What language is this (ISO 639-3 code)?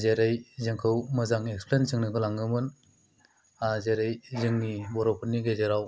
brx